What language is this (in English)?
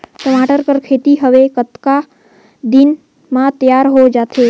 Chhattisgarhi